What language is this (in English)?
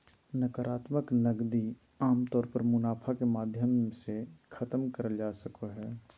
Magahi